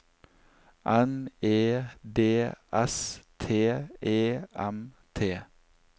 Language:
Norwegian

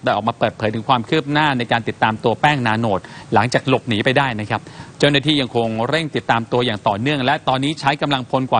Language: Thai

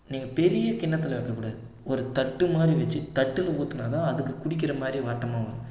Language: Tamil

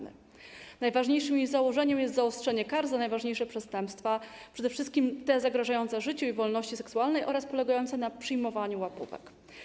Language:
Polish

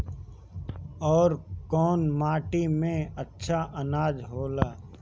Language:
Bhojpuri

